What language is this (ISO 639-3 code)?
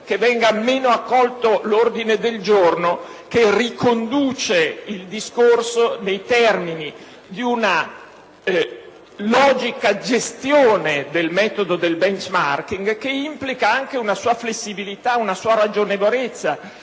ita